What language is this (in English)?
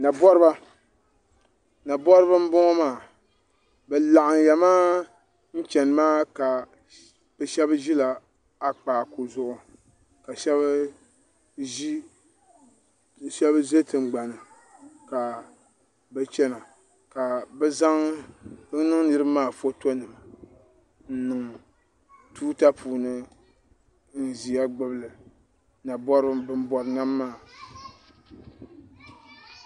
Dagbani